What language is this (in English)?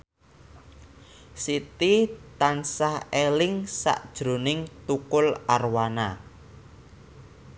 Javanese